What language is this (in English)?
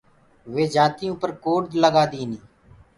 Gurgula